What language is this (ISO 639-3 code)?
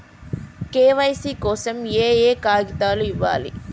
tel